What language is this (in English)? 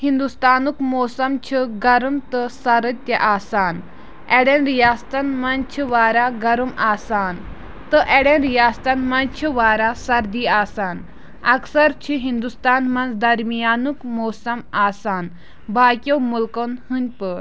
Kashmiri